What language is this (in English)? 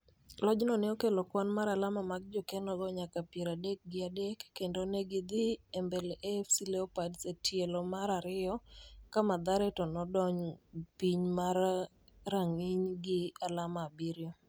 Luo (Kenya and Tanzania)